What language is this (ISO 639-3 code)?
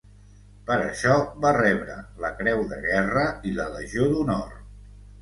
cat